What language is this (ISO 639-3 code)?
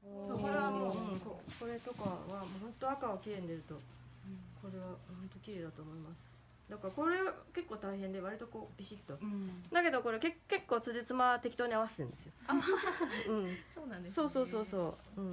jpn